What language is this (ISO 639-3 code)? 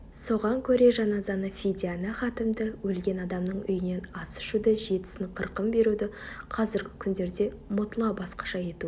kaz